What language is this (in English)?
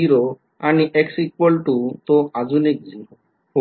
Marathi